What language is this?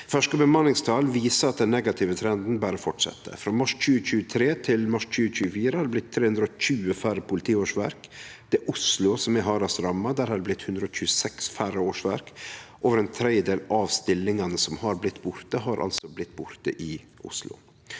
Norwegian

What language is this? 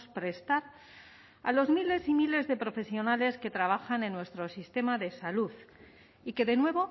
Spanish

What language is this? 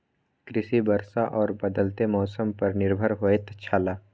Maithili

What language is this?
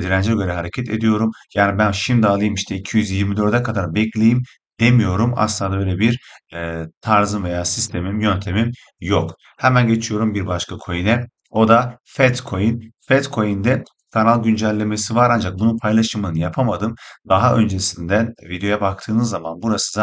Turkish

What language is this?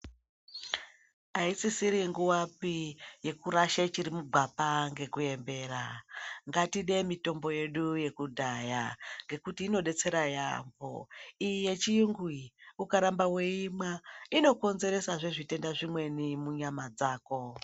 Ndau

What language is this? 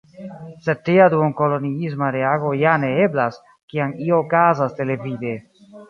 Esperanto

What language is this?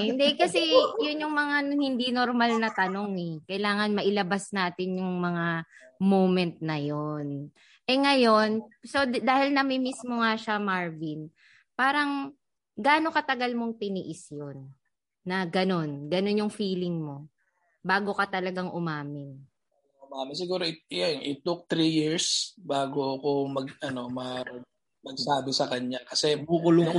Filipino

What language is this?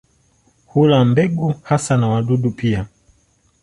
Swahili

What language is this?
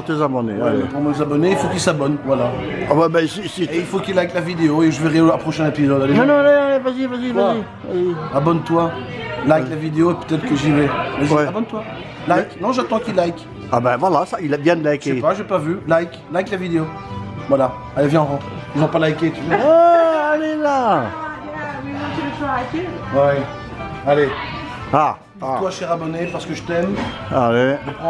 French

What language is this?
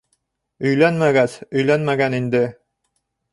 Bashkir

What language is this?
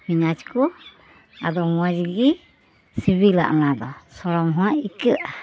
Santali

